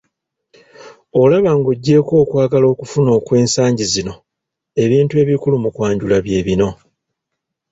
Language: Ganda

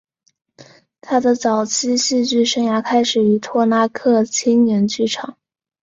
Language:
Chinese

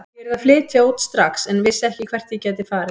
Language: Icelandic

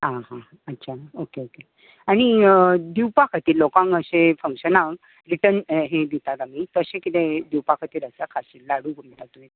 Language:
Konkani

